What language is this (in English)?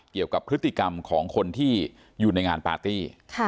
Thai